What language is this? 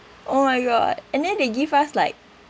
English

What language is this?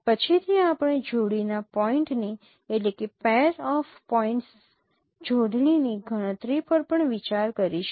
Gujarati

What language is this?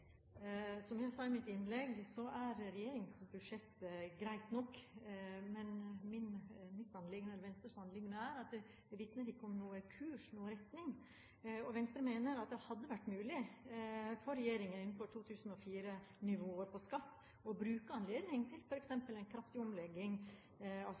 Norwegian Bokmål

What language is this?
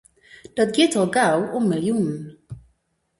Western Frisian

